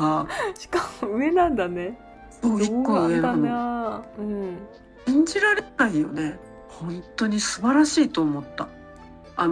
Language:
Japanese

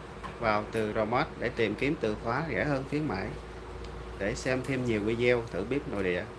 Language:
Vietnamese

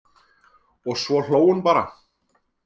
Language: Icelandic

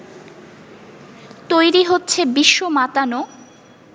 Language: Bangla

